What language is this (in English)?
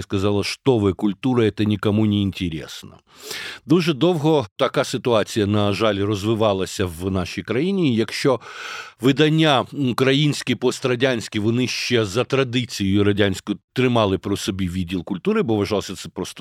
Ukrainian